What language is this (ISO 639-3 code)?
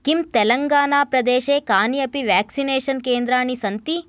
san